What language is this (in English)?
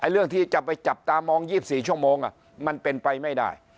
Thai